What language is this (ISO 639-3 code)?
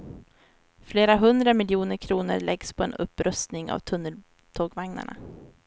swe